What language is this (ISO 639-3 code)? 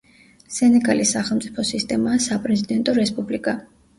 kat